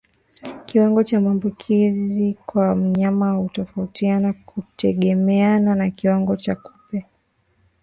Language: Swahili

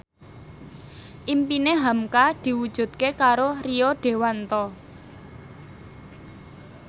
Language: Javanese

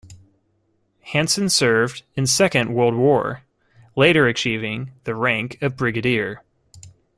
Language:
English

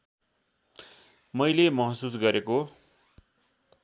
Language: Nepali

